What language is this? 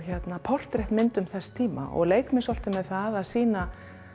Icelandic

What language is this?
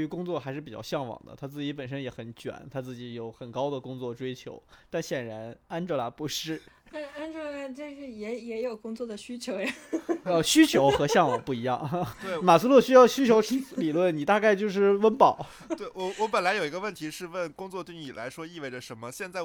Chinese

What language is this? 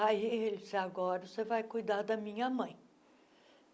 Portuguese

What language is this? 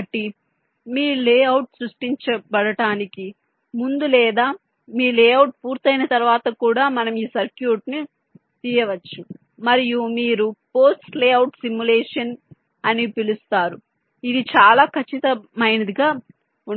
Telugu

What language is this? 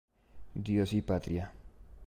Spanish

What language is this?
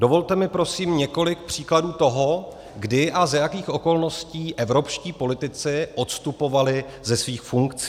Czech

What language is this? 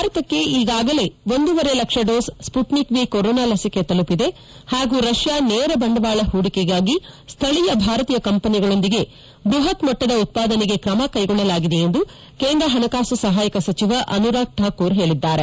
Kannada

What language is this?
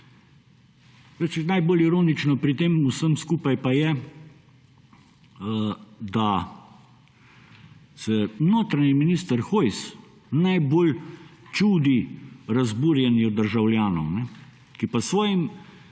Slovenian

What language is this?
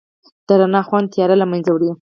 Pashto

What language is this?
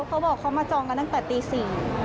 Thai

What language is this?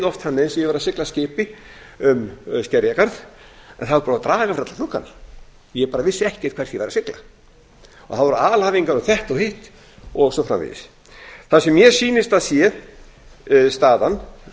Icelandic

